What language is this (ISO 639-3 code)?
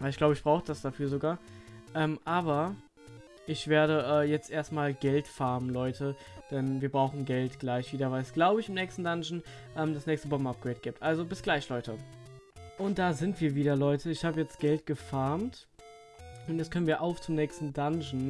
deu